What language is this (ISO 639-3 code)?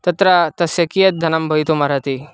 san